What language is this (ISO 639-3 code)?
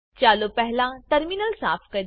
guj